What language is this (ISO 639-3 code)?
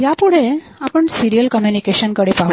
mar